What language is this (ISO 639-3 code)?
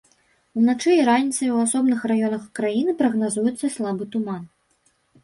bel